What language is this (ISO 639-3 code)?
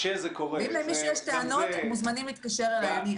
heb